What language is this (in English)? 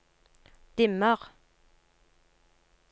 Norwegian